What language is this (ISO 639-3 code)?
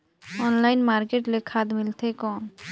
hne